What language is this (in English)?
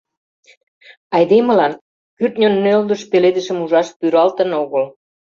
Mari